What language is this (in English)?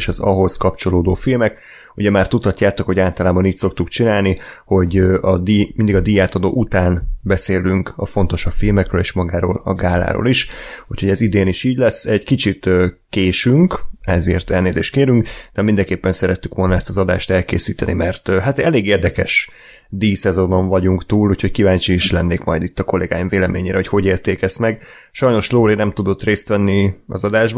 Hungarian